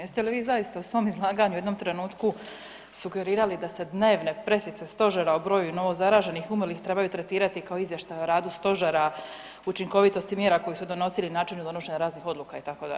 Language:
Croatian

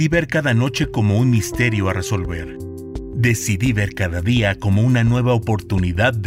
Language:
Spanish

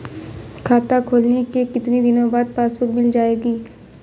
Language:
Hindi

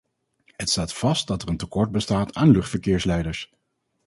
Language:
Dutch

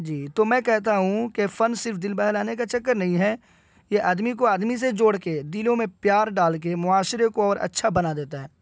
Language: Urdu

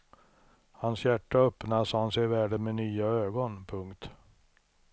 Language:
Swedish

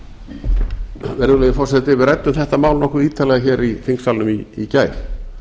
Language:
Icelandic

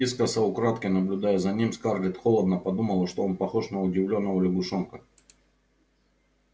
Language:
Russian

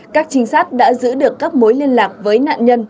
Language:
Vietnamese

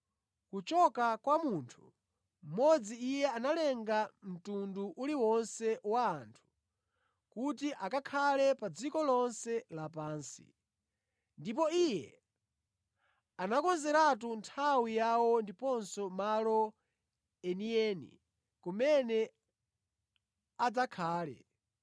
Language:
Nyanja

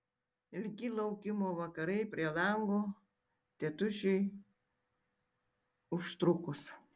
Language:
Lithuanian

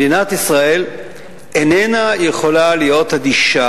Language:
Hebrew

